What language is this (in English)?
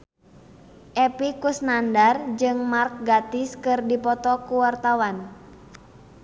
Sundanese